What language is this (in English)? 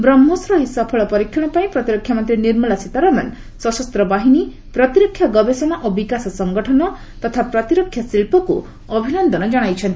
Odia